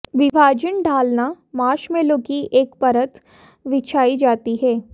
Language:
Hindi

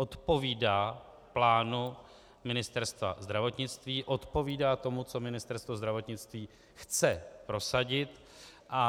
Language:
Czech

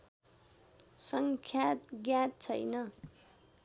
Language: Nepali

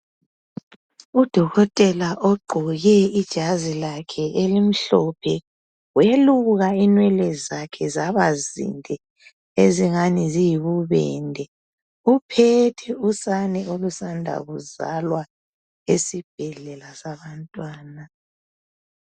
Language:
North Ndebele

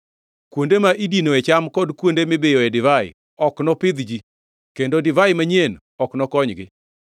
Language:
Luo (Kenya and Tanzania)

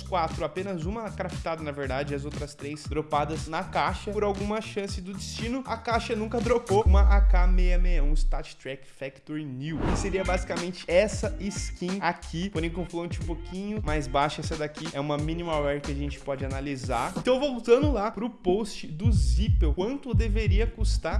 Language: Portuguese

